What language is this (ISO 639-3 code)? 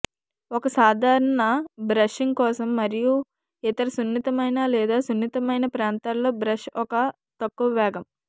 tel